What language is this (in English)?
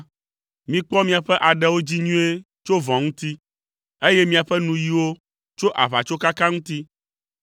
Ewe